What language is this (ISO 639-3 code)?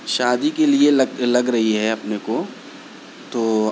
urd